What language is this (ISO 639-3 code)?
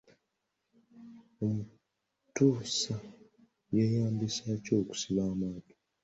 lug